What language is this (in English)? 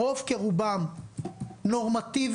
Hebrew